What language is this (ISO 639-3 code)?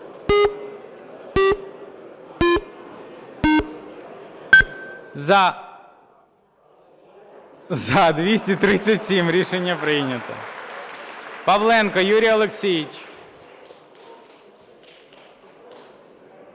ukr